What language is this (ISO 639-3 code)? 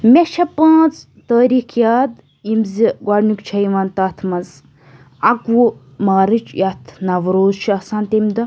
kas